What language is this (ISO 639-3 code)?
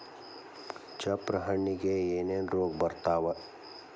kan